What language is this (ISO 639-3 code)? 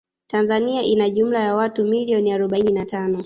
swa